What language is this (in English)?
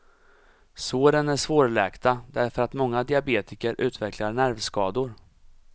Swedish